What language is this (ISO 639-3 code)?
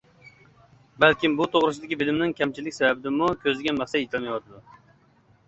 uig